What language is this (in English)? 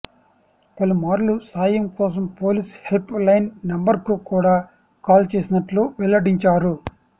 Telugu